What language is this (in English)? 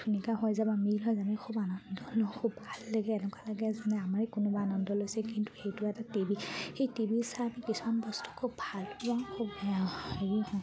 Assamese